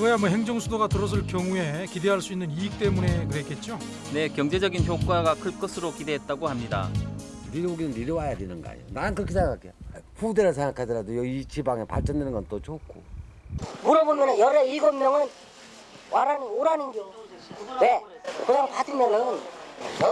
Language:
Korean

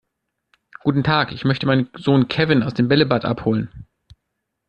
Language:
German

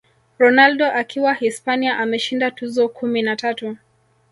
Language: Swahili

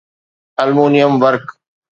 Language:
Sindhi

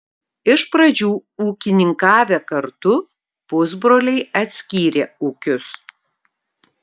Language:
Lithuanian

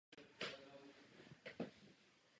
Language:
Czech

